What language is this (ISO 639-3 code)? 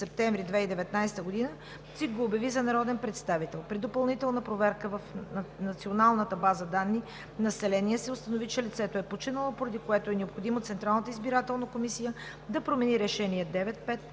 bul